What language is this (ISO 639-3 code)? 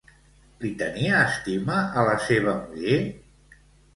cat